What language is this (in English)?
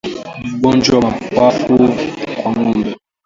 Swahili